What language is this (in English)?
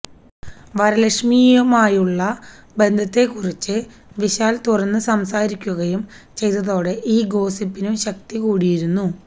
Malayalam